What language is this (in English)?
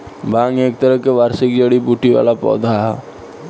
Bhojpuri